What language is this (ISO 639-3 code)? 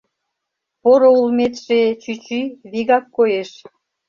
chm